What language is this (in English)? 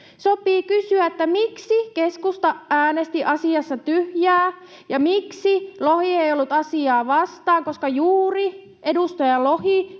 Finnish